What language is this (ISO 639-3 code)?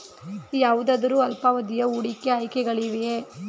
kan